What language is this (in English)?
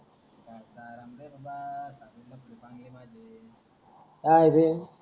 Marathi